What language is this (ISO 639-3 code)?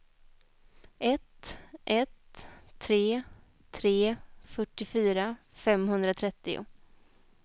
swe